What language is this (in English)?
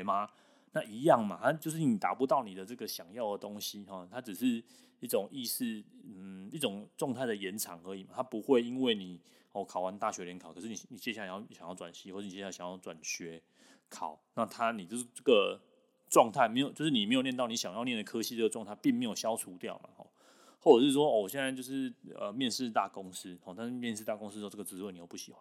Chinese